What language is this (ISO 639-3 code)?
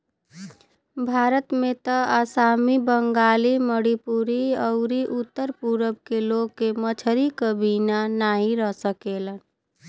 bho